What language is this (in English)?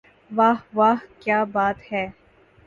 Urdu